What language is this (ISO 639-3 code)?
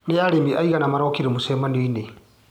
kik